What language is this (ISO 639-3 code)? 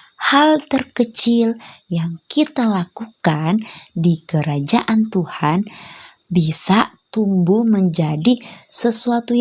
ind